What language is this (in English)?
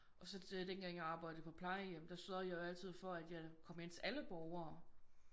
Danish